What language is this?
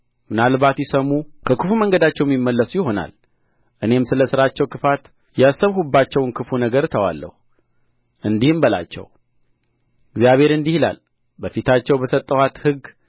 Amharic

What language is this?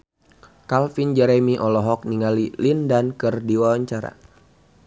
Sundanese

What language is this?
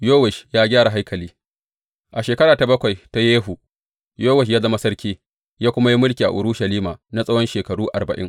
Hausa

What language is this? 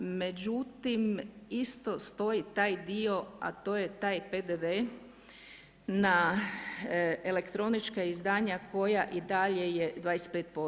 Croatian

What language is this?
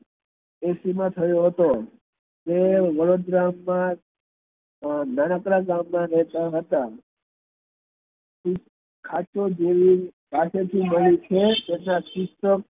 Gujarati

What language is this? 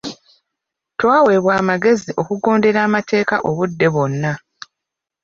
Ganda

